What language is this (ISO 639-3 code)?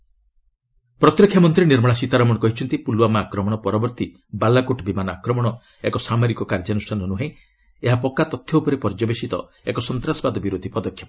ori